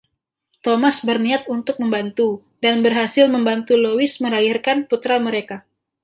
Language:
Indonesian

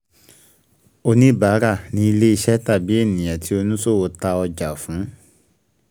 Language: Yoruba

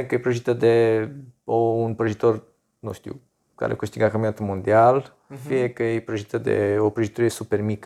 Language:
Romanian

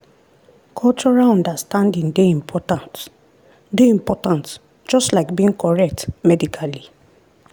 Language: Nigerian Pidgin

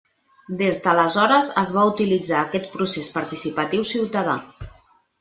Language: Catalan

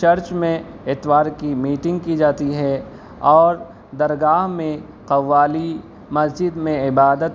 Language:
Urdu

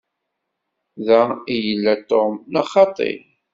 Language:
Kabyle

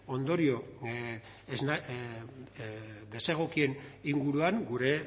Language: Basque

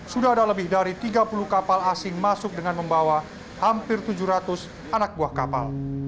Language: Indonesian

